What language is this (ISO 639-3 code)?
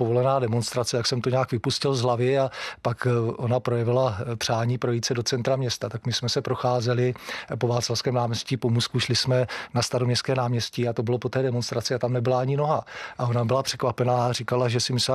ces